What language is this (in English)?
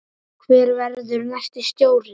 Icelandic